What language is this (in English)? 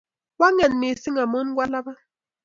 Kalenjin